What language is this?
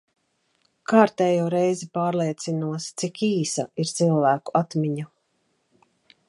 Latvian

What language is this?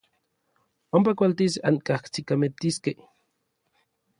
Orizaba Nahuatl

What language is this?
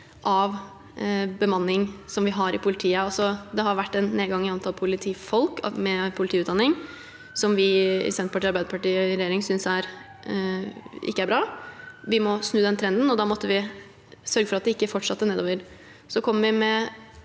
Norwegian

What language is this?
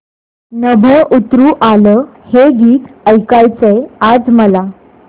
Marathi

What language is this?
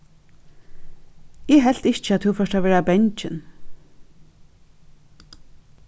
Faroese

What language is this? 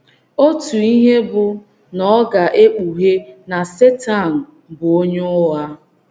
Igbo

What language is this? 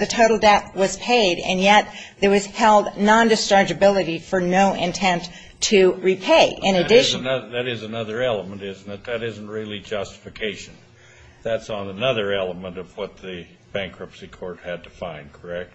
English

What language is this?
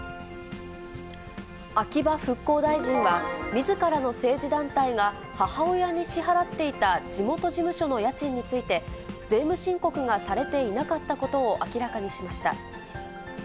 Japanese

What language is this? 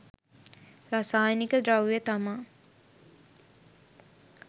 Sinhala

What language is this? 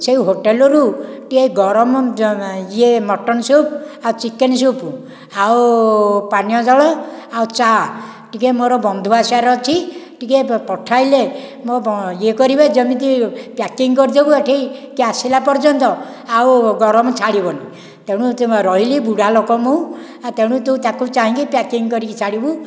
Odia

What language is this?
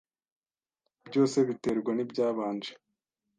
Kinyarwanda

